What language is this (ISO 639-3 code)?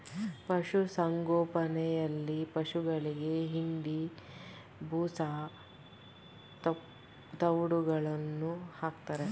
kan